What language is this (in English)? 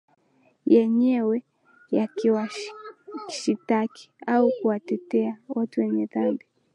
Swahili